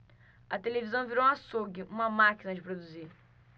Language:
Portuguese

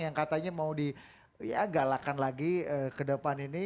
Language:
Indonesian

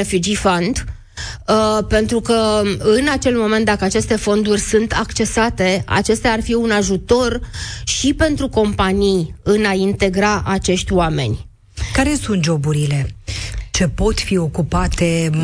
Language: Romanian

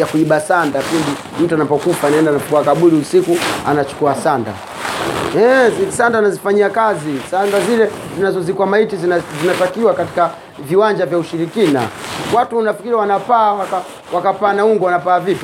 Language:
Swahili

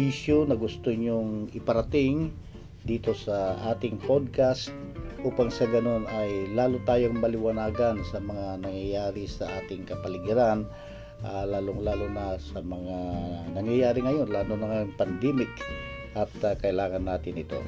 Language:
Filipino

